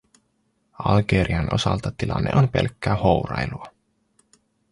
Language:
Finnish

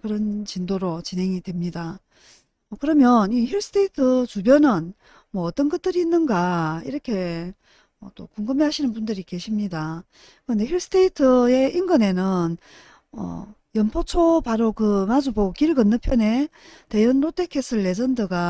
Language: Korean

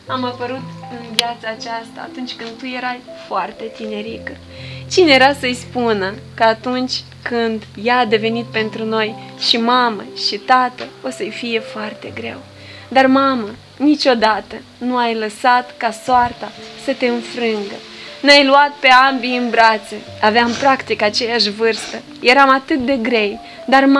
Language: Romanian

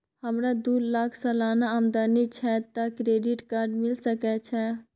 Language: Maithili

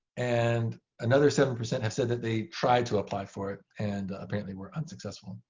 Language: English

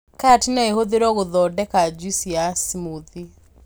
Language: Kikuyu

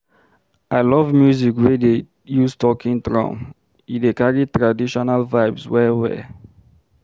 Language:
Nigerian Pidgin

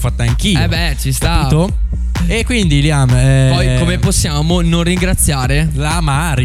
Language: Italian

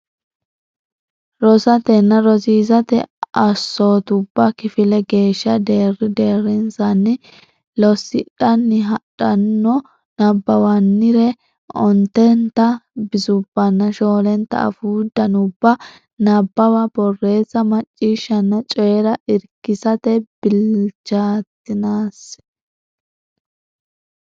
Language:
Sidamo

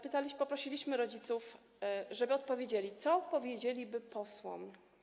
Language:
Polish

